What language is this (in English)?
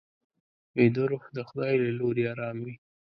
Pashto